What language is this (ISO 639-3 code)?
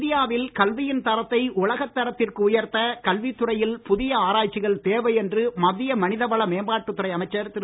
tam